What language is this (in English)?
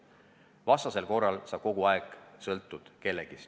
Estonian